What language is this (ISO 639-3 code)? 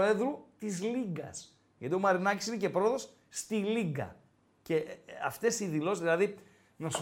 ell